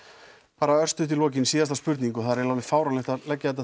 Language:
Icelandic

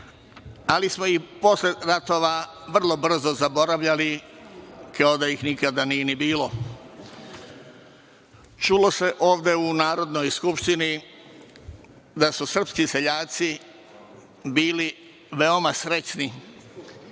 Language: Serbian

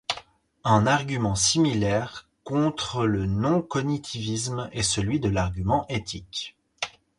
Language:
French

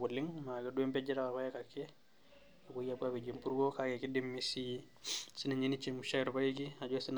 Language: Masai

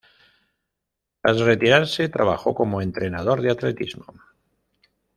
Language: Spanish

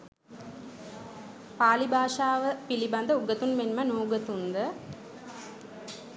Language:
Sinhala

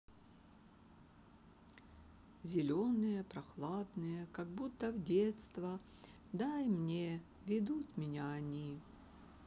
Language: Russian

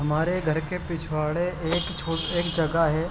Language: Urdu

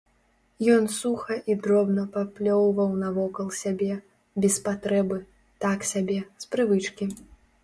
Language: Belarusian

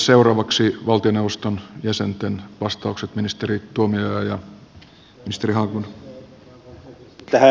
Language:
Finnish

